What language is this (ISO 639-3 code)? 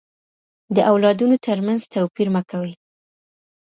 pus